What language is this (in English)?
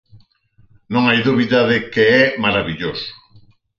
Galician